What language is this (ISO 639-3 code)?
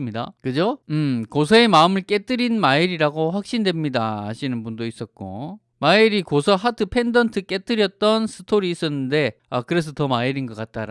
kor